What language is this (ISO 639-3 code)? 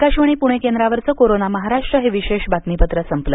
mar